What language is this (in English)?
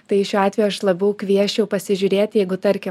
Lithuanian